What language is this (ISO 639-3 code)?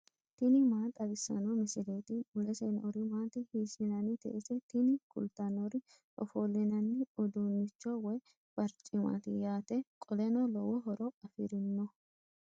sid